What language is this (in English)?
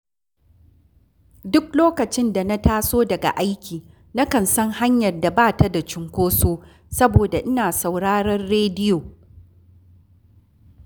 Hausa